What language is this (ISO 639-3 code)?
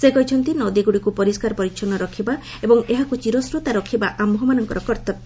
ori